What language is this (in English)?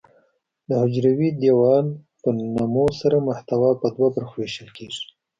Pashto